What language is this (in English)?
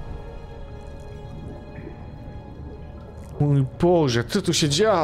Polish